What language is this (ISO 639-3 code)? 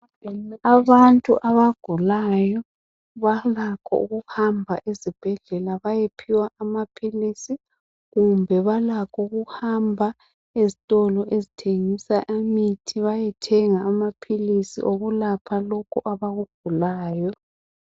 nde